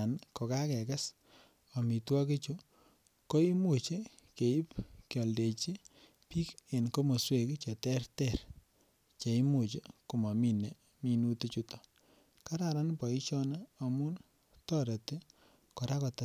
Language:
Kalenjin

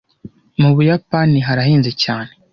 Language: Kinyarwanda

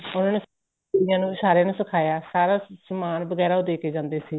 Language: Punjabi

